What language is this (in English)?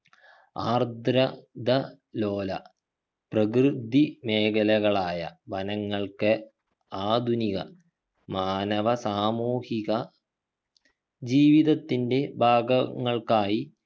Malayalam